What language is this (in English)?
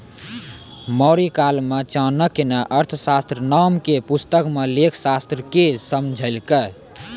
Maithili